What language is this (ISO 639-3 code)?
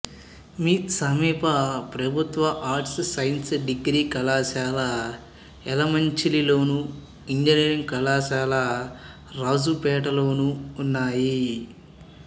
tel